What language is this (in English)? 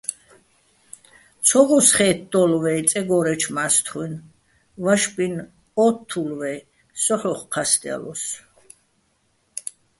Bats